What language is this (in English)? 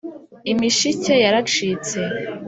Kinyarwanda